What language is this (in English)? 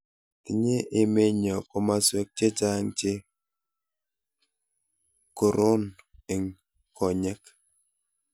Kalenjin